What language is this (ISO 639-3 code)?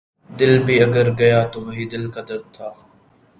urd